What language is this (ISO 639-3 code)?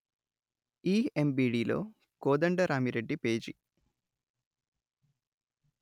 tel